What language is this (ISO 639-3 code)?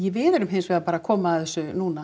isl